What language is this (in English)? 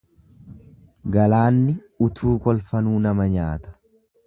Oromo